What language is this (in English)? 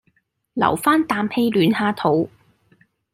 Cantonese